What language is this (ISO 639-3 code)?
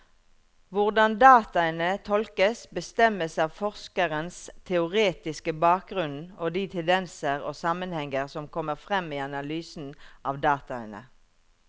nor